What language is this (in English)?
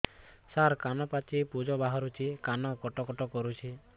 Odia